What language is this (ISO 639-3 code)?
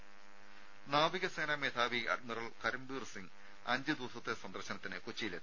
mal